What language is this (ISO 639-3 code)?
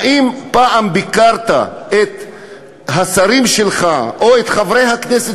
heb